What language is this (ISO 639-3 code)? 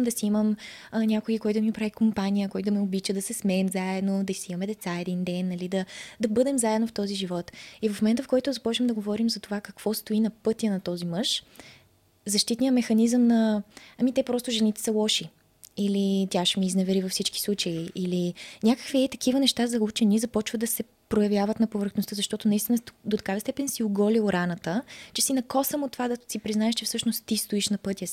bul